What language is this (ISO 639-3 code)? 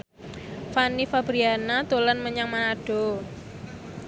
jav